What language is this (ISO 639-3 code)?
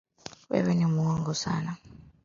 swa